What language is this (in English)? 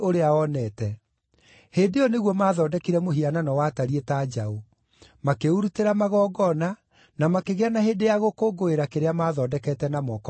Kikuyu